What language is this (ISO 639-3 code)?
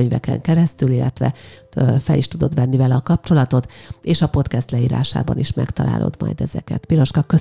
hun